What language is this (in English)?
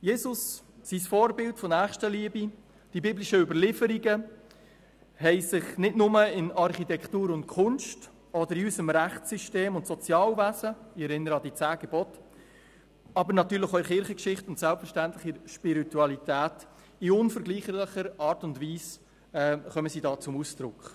Swiss German